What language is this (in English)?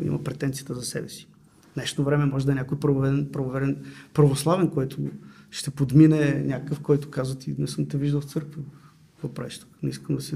Bulgarian